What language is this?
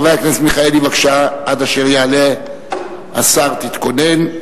Hebrew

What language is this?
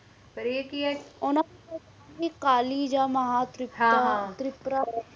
Punjabi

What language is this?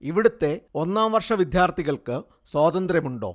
Malayalam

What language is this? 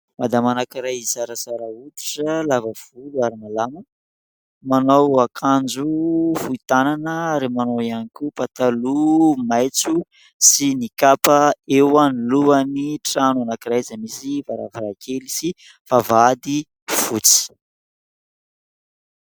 Malagasy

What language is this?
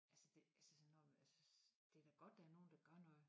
Danish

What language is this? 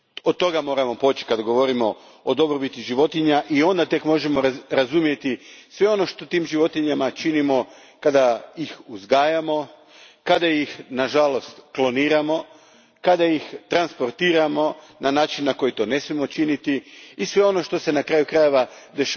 Croatian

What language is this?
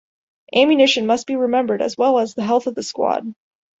English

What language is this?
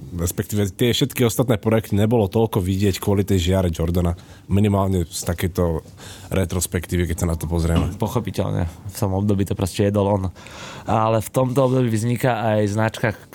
Slovak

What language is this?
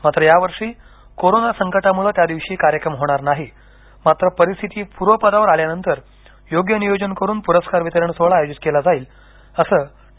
Marathi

